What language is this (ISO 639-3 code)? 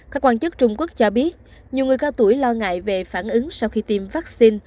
vie